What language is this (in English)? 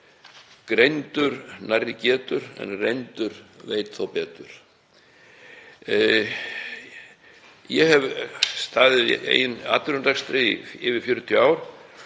Icelandic